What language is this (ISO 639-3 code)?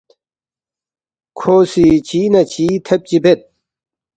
bft